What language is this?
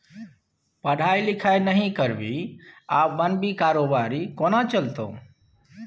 Maithili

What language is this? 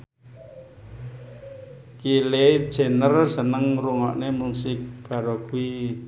Javanese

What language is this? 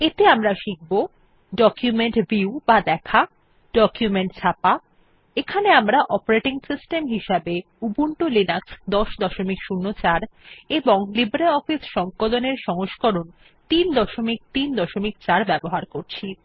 Bangla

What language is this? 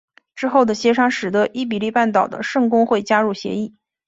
Chinese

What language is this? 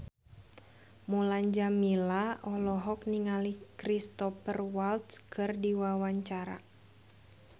Sundanese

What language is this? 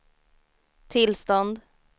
Swedish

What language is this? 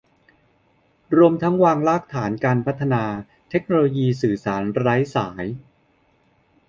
Thai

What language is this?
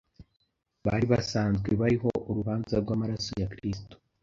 Kinyarwanda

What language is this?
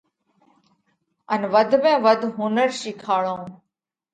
Parkari Koli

